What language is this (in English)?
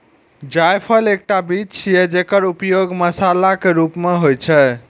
Maithili